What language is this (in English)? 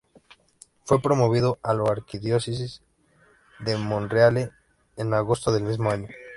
Spanish